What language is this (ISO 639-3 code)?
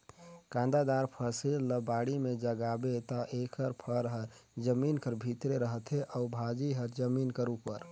hne